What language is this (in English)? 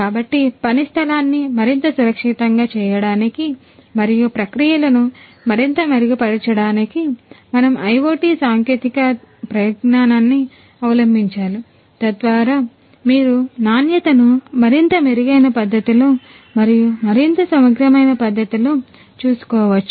Telugu